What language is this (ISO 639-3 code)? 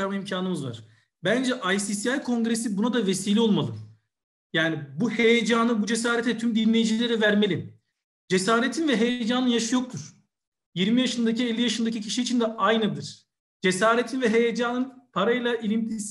tur